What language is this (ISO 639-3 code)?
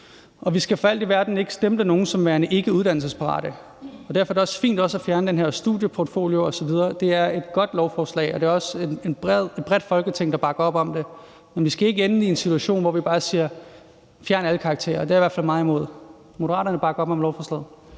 dan